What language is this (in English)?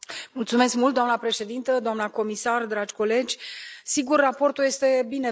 Romanian